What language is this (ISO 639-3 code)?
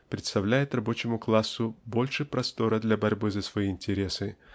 rus